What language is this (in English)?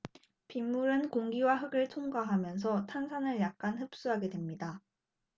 Korean